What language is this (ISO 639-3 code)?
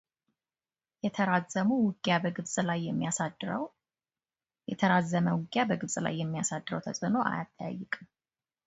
amh